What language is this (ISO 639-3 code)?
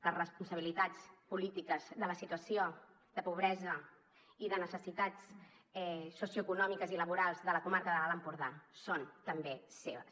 cat